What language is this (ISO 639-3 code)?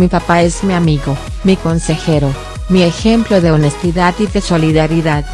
spa